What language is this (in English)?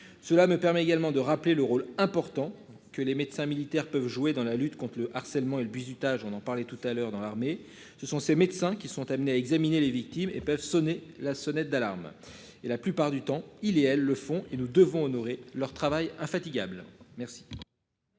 French